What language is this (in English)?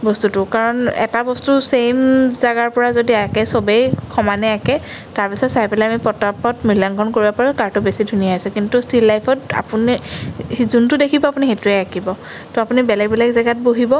Assamese